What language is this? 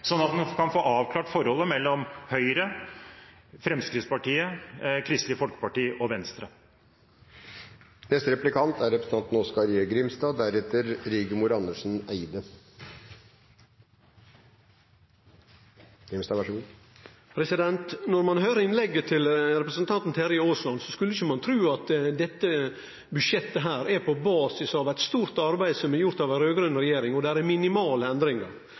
Norwegian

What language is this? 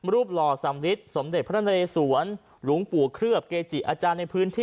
Thai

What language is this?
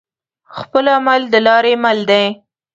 Pashto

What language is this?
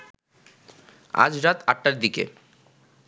Bangla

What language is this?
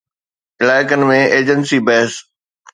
Sindhi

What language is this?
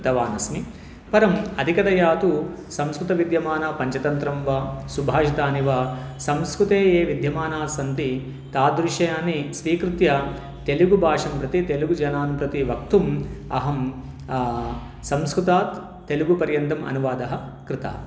Sanskrit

